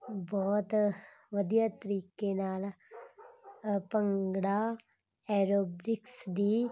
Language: Punjabi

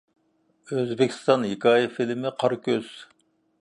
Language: Uyghur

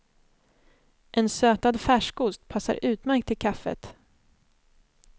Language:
Swedish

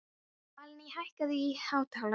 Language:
Icelandic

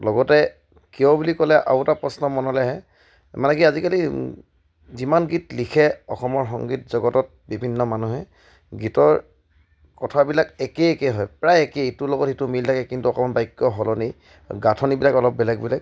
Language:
Assamese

